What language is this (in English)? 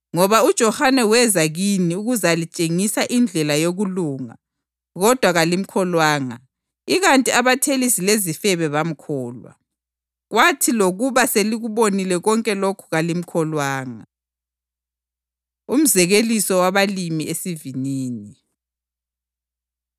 North Ndebele